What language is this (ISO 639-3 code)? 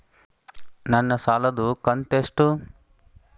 kan